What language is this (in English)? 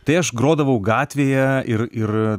Lithuanian